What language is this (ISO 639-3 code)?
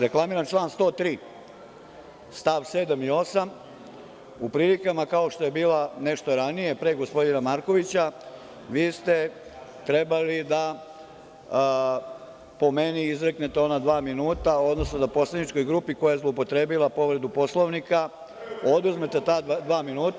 srp